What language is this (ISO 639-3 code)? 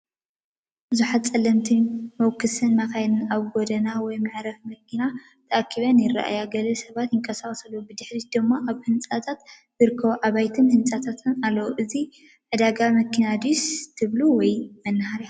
tir